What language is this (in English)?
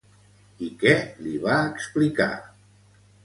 Catalan